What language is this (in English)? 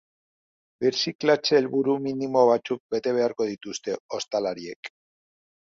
Basque